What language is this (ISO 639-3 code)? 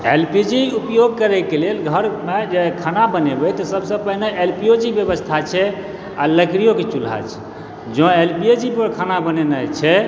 mai